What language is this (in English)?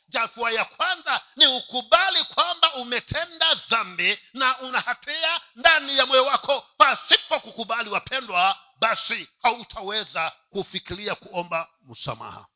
Swahili